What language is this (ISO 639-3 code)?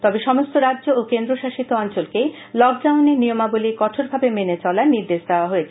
ben